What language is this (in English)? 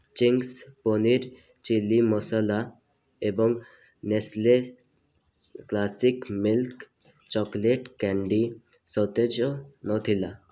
Odia